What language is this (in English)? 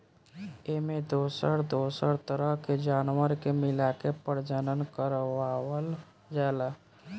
Bhojpuri